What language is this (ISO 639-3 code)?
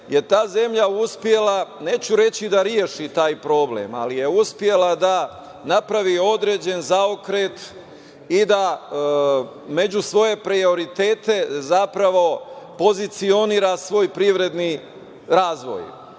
srp